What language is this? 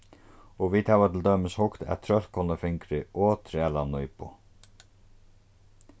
Faroese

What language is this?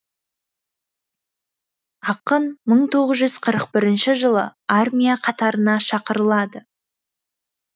Kazakh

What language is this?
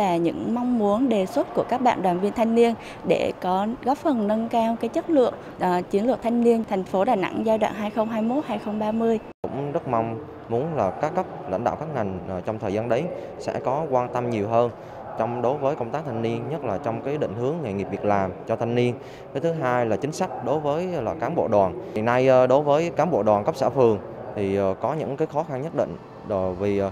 Vietnamese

